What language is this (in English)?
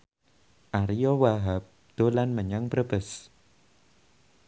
Javanese